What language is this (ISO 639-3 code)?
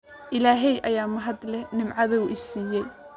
som